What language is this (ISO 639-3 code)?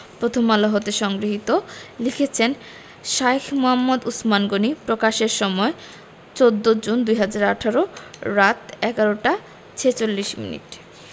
ben